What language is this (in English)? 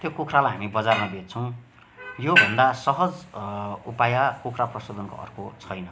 Nepali